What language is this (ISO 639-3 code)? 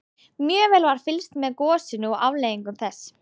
isl